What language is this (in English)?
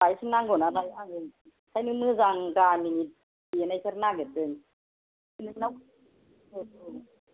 Bodo